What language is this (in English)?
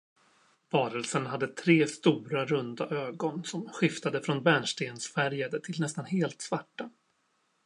Swedish